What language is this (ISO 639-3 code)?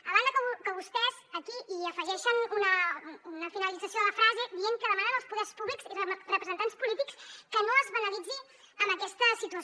cat